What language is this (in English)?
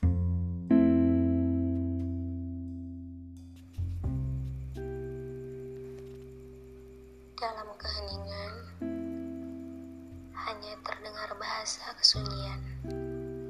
Indonesian